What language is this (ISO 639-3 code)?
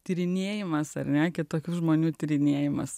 lit